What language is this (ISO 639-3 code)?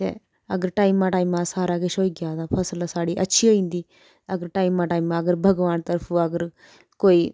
doi